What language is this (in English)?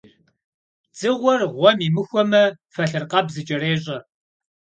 Kabardian